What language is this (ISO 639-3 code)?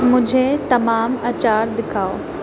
urd